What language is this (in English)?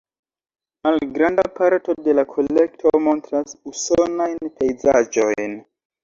Esperanto